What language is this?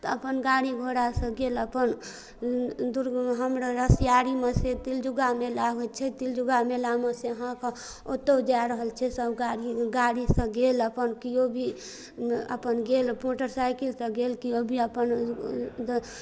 Maithili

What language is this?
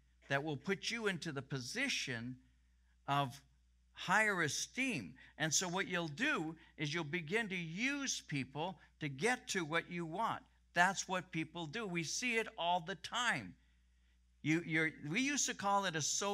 English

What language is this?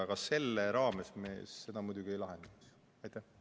Estonian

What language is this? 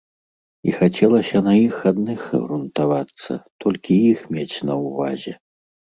Belarusian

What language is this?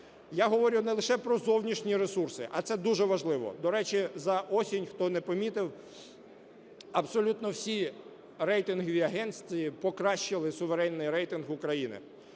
Ukrainian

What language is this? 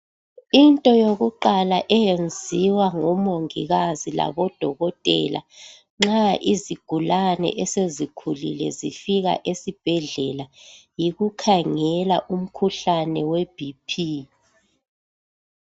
North Ndebele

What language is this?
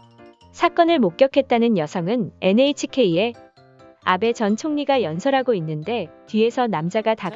Korean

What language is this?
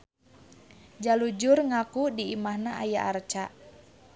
Sundanese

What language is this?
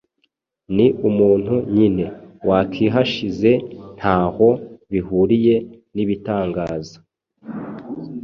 Kinyarwanda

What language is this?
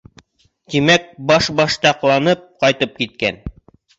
Bashkir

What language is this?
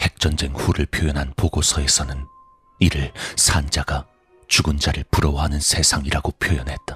Korean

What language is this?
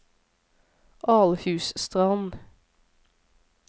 Norwegian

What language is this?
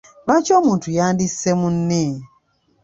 Ganda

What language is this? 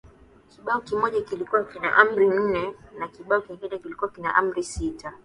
Swahili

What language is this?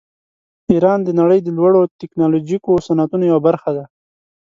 Pashto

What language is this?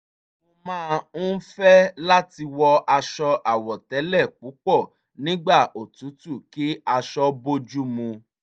Yoruba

